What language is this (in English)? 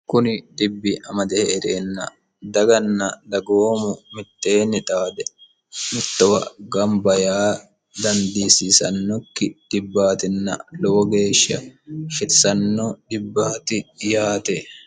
Sidamo